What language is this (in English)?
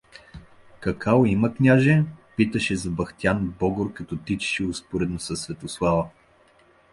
Bulgarian